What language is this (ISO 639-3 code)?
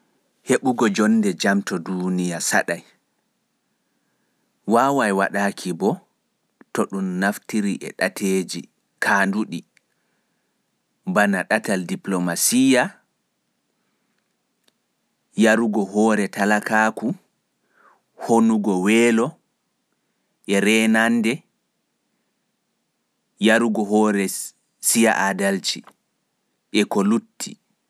fuf